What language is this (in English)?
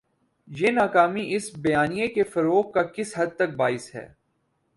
Urdu